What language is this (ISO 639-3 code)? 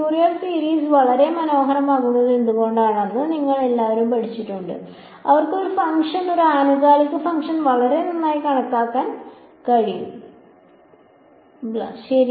mal